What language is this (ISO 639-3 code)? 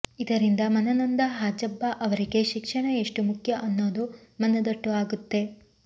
kan